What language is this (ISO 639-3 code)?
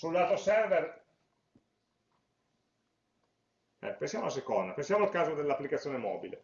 ita